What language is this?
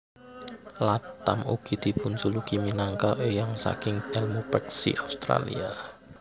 Javanese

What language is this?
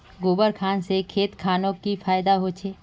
Magahi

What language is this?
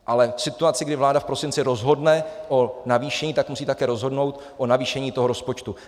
Czech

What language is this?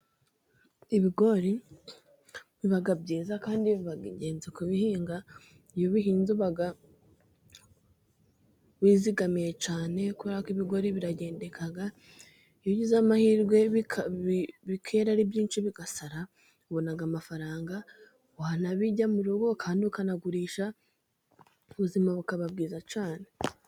Kinyarwanda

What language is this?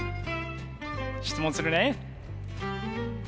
Japanese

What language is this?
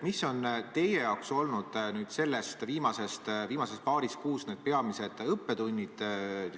Estonian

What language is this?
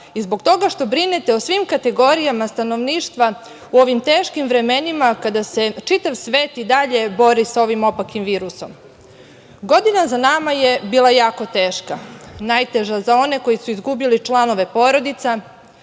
Serbian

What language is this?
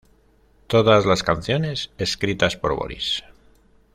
Spanish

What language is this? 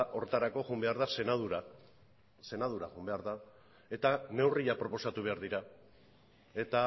Basque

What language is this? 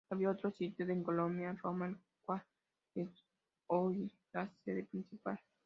Spanish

